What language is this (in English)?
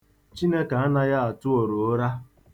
Igbo